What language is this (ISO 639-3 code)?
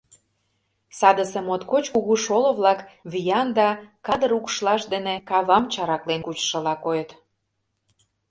chm